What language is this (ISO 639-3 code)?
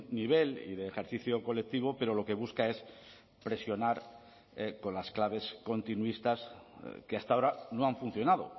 spa